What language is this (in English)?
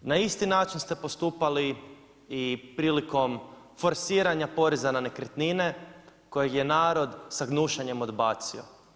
Croatian